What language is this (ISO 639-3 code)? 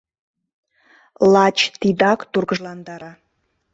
chm